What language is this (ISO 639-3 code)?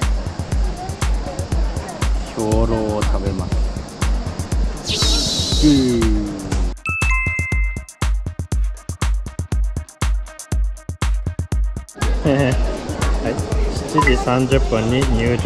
jpn